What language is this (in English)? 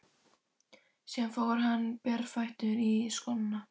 Icelandic